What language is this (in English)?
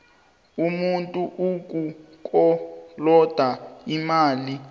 South Ndebele